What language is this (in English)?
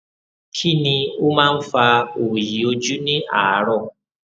Yoruba